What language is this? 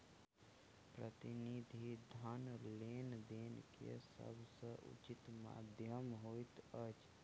Maithili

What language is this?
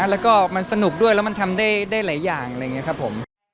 Thai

